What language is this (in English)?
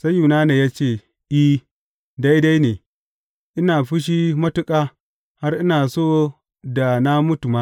Hausa